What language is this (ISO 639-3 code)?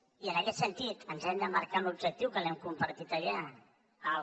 cat